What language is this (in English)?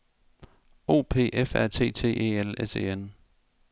Danish